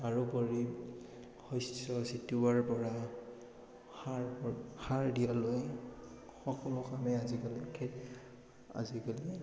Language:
Assamese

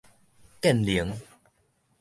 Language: Min Nan Chinese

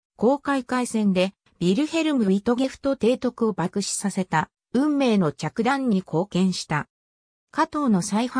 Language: Japanese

